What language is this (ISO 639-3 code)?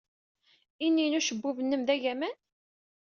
kab